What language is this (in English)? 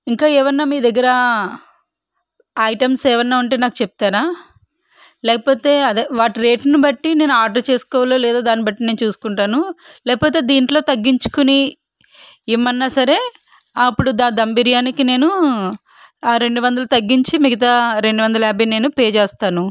Telugu